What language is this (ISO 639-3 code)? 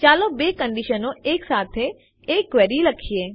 guj